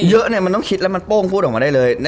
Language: Thai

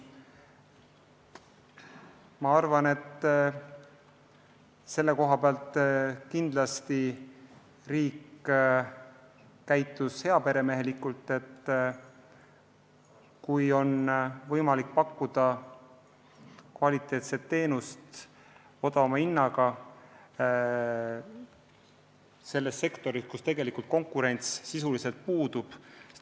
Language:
Estonian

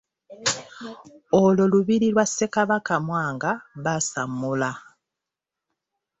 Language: Ganda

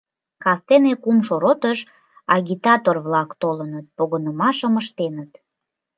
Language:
Mari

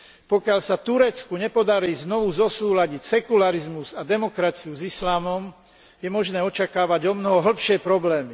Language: Slovak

